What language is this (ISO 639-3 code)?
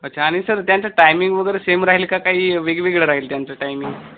mar